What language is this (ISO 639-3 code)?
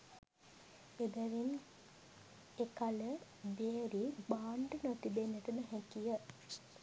sin